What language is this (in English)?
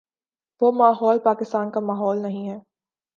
Urdu